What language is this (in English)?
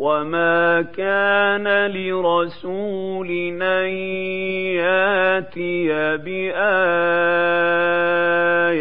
Arabic